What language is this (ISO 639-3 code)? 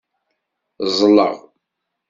kab